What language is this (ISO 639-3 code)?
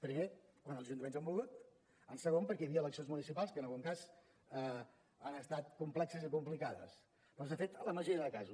cat